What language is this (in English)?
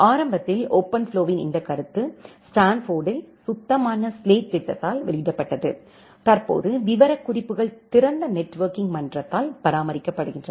Tamil